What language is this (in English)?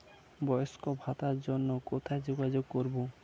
Bangla